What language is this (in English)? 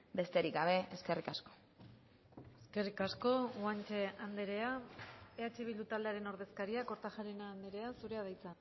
Basque